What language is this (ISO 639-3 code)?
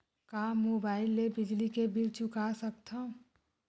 hne